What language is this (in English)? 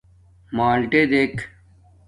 Domaaki